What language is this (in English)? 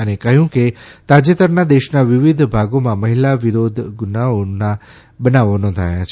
Gujarati